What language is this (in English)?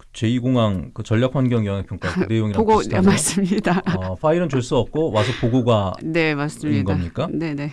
Korean